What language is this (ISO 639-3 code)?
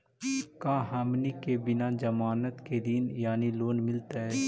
mag